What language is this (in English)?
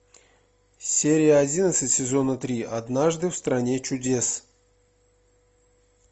Russian